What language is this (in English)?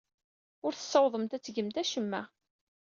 Kabyle